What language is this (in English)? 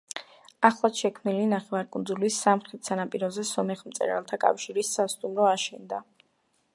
Georgian